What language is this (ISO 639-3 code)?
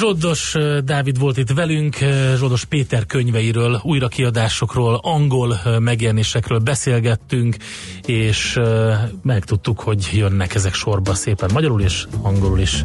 hun